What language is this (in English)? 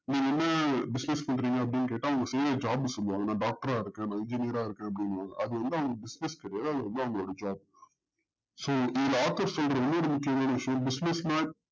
Tamil